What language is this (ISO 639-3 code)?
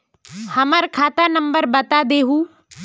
mag